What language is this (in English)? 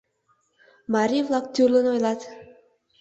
Mari